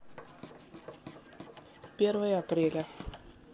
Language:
Russian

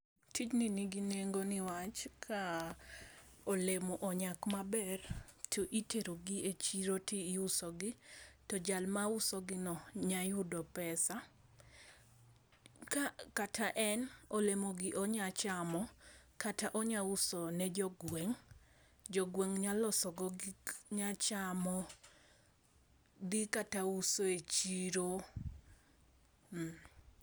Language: Luo (Kenya and Tanzania)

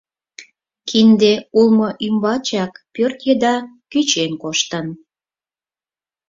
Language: Mari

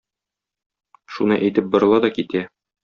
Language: Tatar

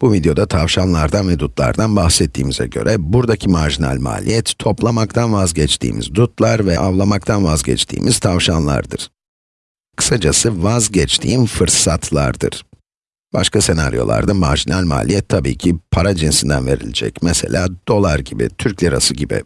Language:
Turkish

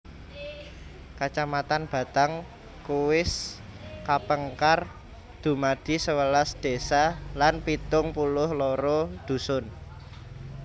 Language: Javanese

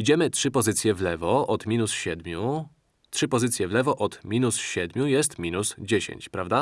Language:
Polish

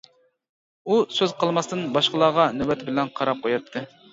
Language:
Uyghur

